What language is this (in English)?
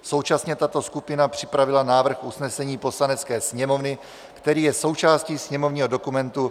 Czech